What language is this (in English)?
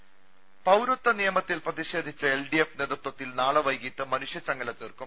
Malayalam